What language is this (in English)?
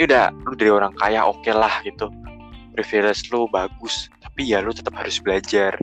Indonesian